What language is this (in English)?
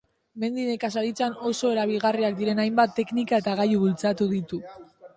Basque